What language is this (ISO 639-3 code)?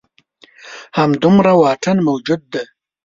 pus